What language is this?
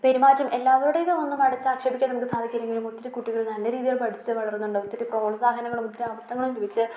Malayalam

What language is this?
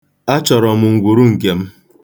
Igbo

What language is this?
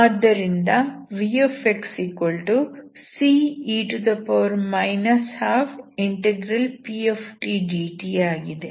Kannada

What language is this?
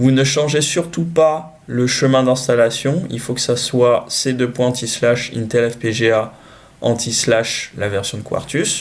French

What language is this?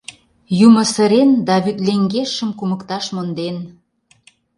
Mari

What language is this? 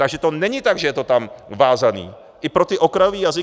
Czech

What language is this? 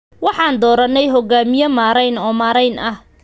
Somali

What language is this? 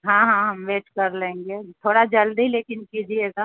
Urdu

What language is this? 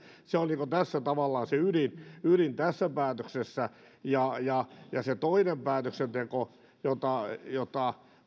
Finnish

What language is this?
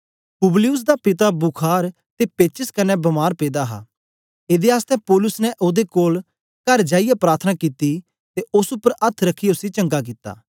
Dogri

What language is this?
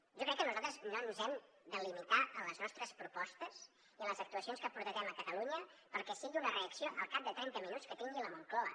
Catalan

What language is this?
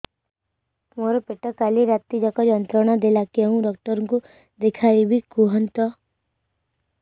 Odia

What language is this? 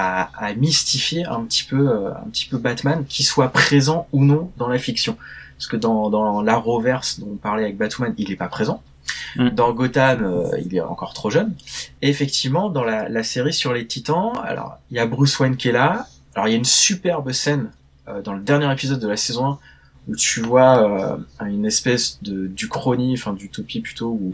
French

